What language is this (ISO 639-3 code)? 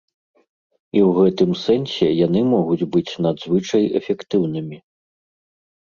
bel